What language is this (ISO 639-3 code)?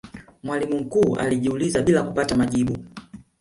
swa